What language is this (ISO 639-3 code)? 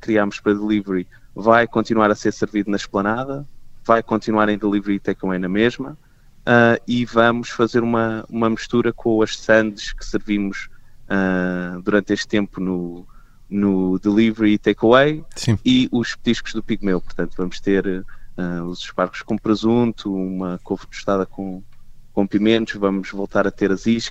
por